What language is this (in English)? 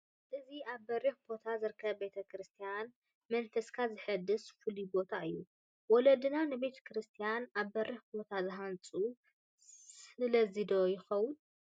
Tigrinya